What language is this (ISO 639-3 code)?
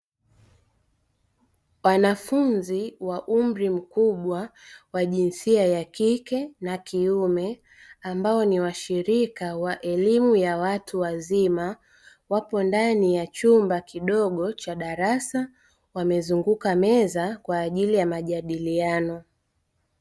swa